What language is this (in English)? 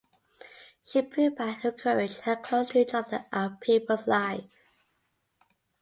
English